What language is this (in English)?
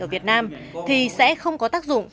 Vietnamese